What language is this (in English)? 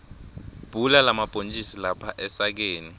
Swati